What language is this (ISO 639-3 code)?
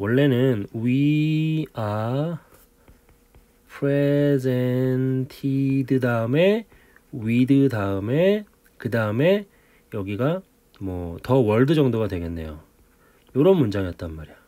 kor